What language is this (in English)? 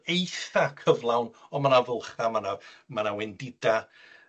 Welsh